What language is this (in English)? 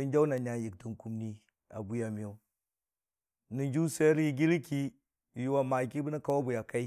Dijim-Bwilim